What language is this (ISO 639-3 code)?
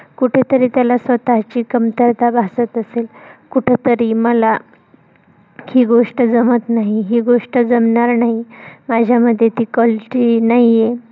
mar